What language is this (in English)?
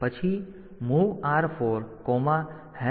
Gujarati